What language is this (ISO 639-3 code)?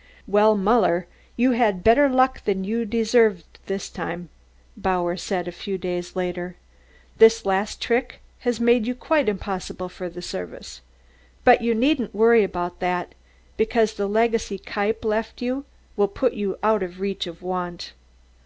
eng